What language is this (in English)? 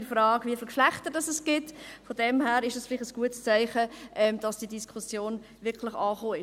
Swiss German